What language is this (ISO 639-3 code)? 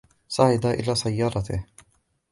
ara